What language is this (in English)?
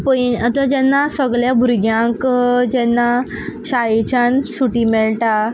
Konkani